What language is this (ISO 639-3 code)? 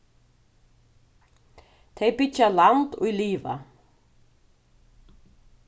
fao